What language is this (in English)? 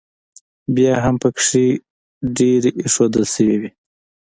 Pashto